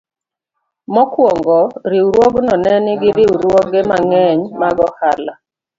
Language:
Luo (Kenya and Tanzania)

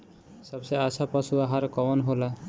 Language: Bhojpuri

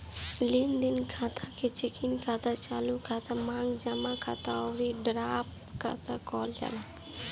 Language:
Bhojpuri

